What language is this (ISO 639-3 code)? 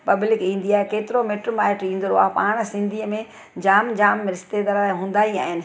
snd